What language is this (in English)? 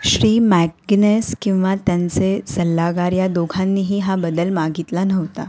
Marathi